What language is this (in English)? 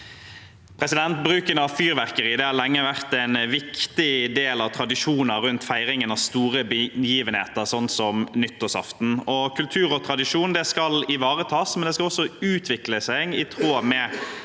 Norwegian